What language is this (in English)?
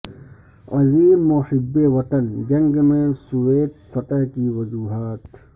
Urdu